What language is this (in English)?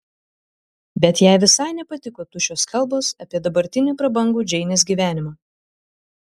Lithuanian